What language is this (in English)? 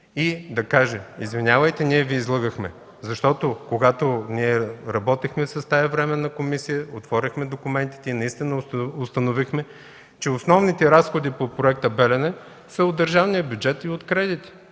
Bulgarian